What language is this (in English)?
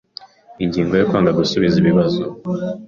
Kinyarwanda